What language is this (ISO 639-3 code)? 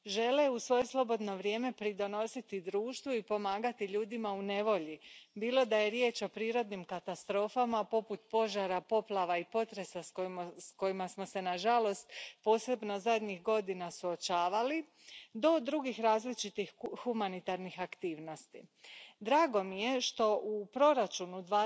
hrv